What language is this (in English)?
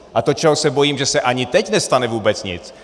Czech